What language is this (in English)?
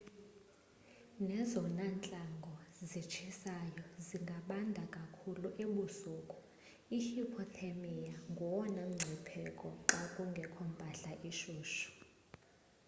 Xhosa